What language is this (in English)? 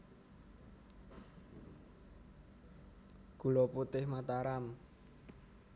Javanese